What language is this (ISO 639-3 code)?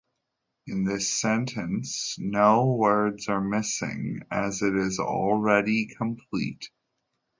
eng